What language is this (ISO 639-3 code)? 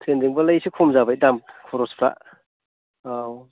brx